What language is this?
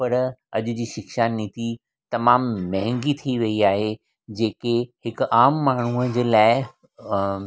Sindhi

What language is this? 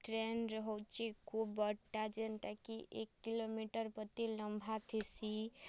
Odia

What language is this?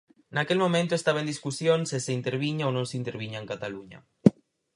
Galician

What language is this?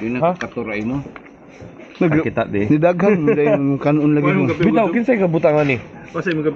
Indonesian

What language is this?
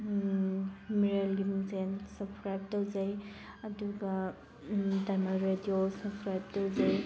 Manipuri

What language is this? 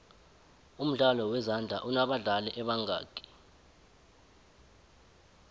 South Ndebele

